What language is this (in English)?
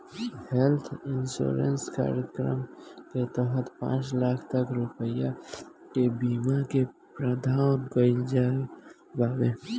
Bhojpuri